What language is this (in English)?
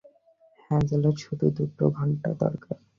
Bangla